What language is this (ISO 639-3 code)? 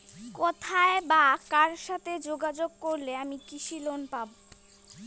ben